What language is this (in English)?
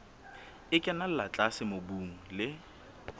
Southern Sotho